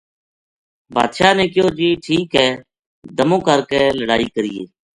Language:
Gujari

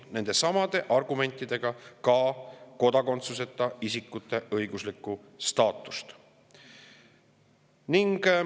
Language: Estonian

